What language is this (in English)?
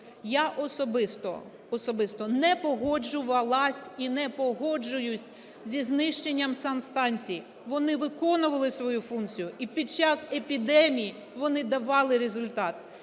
Ukrainian